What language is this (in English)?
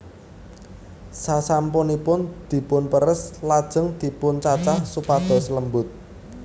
Javanese